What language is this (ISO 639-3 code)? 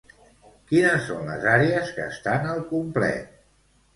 cat